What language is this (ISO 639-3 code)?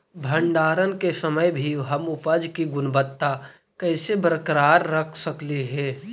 mag